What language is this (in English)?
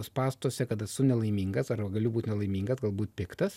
Lithuanian